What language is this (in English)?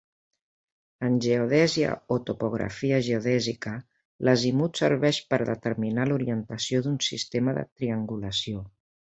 Catalan